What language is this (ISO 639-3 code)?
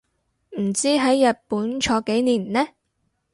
yue